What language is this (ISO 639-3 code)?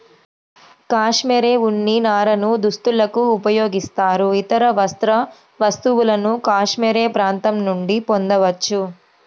tel